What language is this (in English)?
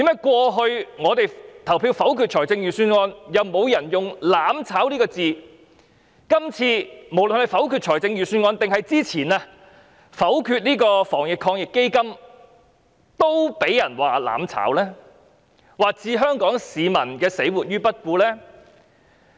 Cantonese